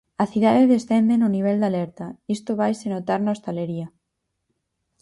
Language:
Galician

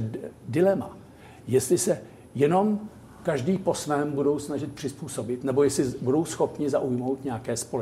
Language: Czech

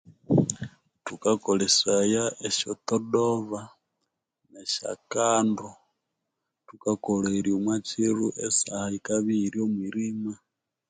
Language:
Konzo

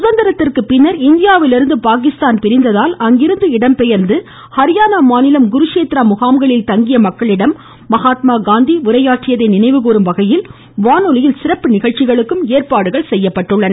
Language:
Tamil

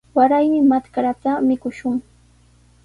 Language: Sihuas Ancash Quechua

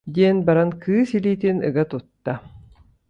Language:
Yakut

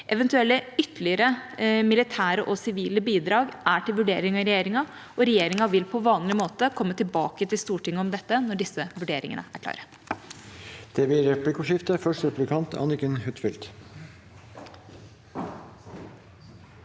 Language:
Norwegian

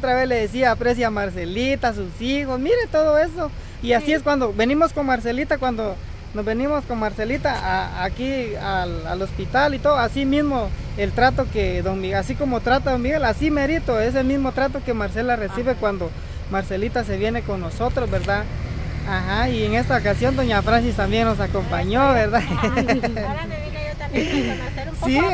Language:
Spanish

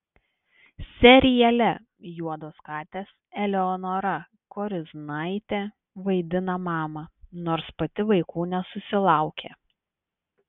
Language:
Lithuanian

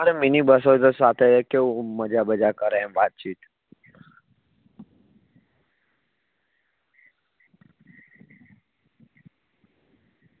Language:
Gujarati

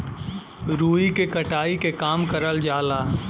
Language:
Bhojpuri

